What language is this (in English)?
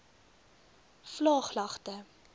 Afrikaans